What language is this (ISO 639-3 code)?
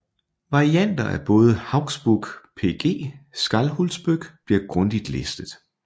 dan